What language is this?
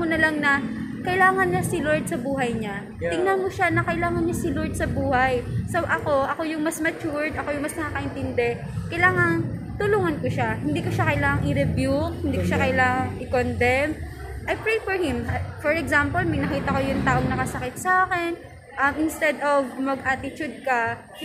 Filipino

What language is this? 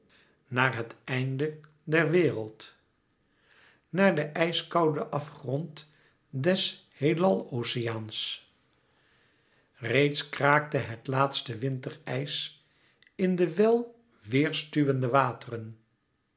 Dutch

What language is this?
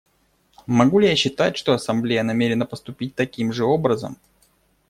Russian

